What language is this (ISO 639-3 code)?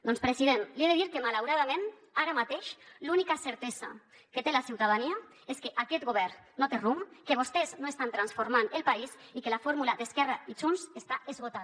cat